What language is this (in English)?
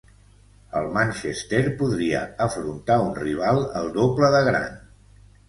Catalan